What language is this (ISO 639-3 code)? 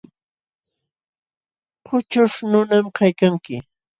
qxw